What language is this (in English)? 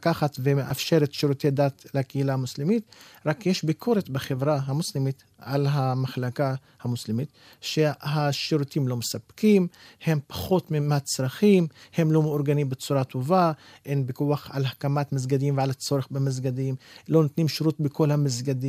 Hebrew